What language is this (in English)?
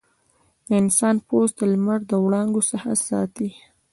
Pashto